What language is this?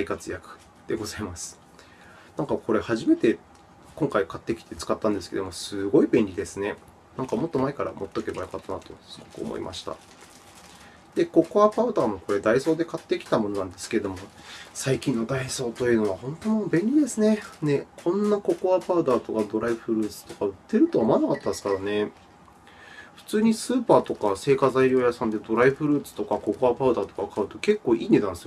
Japanese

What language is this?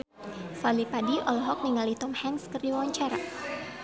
Sundanese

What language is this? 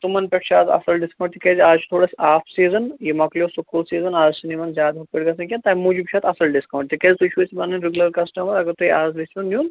Kashmiri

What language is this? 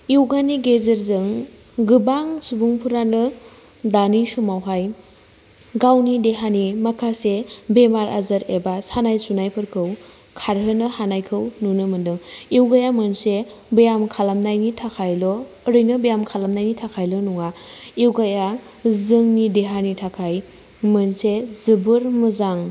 Bodo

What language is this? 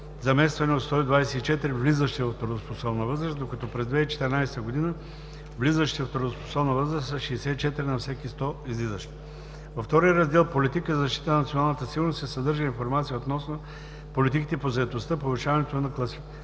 Bulgarian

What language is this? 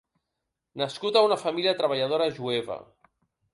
Catalan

